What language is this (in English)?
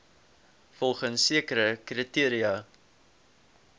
Afrikaans